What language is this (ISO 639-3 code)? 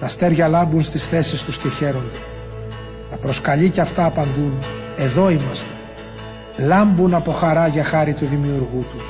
ell